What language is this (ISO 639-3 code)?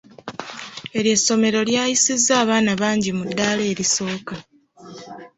lug